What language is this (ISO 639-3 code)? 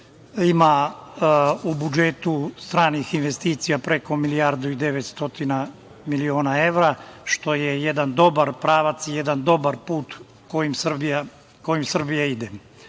srp